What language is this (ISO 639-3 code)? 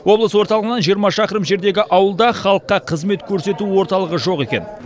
kaz